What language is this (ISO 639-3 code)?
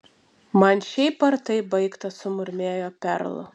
lit